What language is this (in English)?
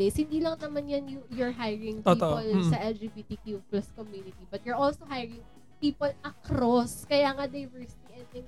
Filipino